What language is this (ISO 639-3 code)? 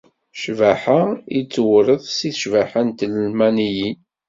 kab